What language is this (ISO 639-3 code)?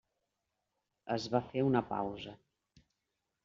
cat